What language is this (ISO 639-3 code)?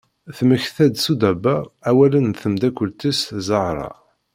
kab